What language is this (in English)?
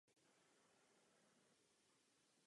Czech